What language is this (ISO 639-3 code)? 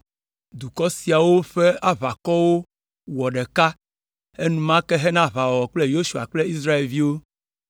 ewe